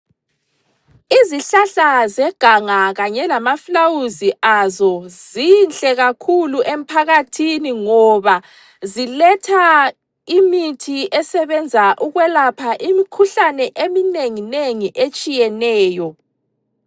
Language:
North Ndebele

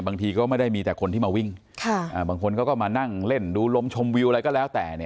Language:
Thai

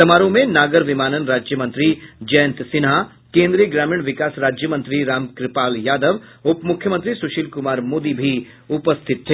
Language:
Hindi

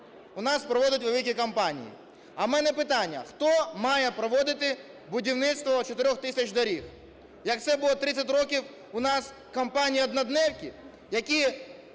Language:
Ukrainian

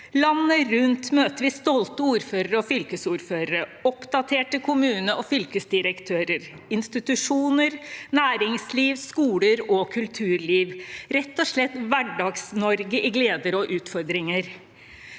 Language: Norwegian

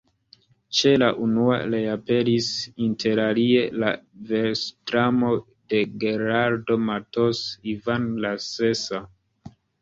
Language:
Esperanto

